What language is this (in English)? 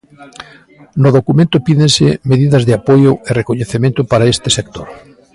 Galician